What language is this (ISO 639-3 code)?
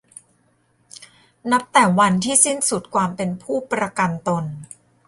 tha